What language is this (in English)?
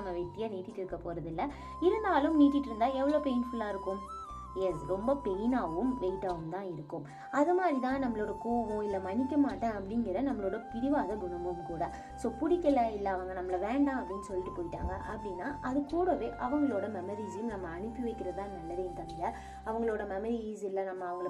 Tamil